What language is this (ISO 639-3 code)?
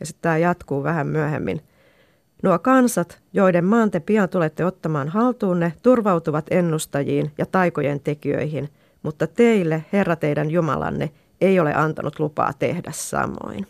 fin